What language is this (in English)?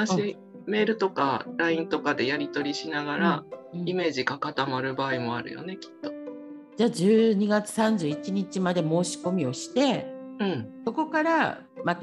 Japanese